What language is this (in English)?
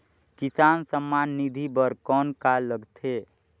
Chhattisgarhi